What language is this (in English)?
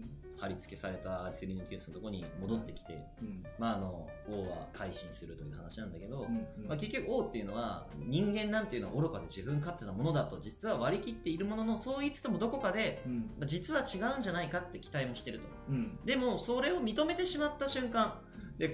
Japanese